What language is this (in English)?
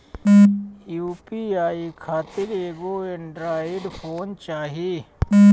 Bhojpuri